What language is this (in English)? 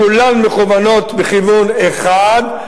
Hebrew